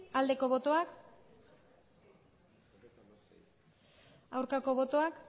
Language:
Basque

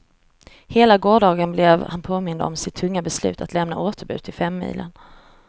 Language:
Swedish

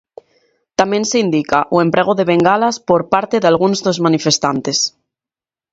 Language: Galician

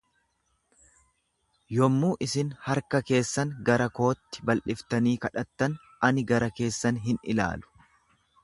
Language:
Oromo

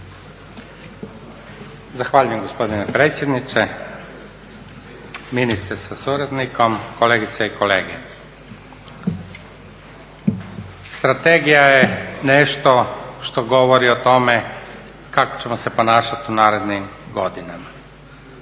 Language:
Croatian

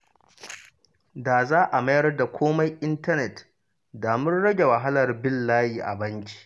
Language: Hausa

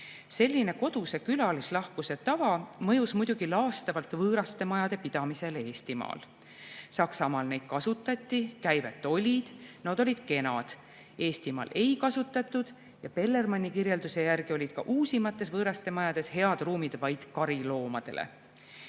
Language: Estonian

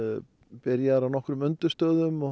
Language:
Icelandic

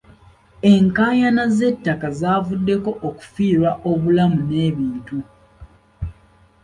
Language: Ganda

